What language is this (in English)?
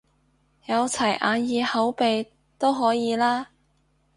Cantonese